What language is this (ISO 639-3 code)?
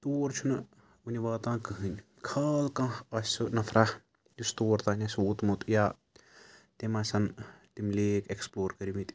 kas